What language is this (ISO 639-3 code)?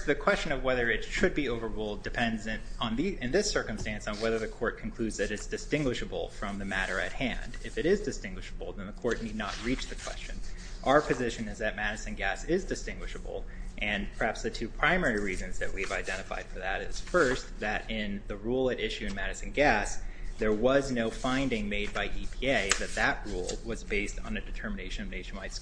eng